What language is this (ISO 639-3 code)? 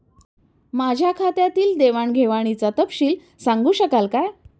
mar